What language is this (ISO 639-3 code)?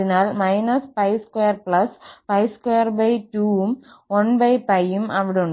mal